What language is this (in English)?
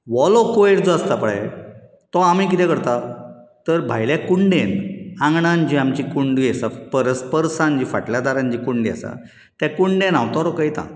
Konkani